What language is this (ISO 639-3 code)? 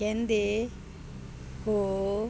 pan